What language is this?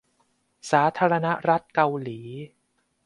Thai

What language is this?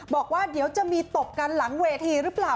Thai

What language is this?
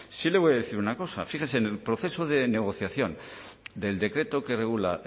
Spanish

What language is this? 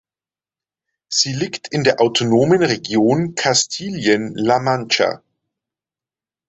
German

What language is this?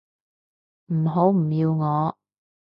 Cantonese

